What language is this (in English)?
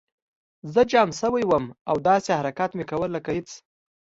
Pashto